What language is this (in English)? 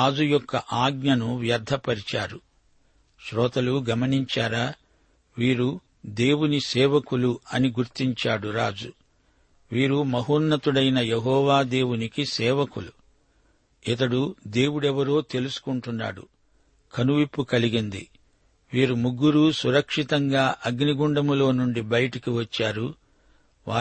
Telugu